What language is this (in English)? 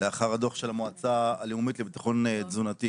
Hebrew